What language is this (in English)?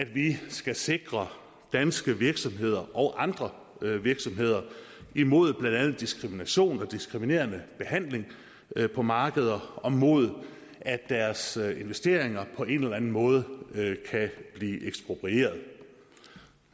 Danish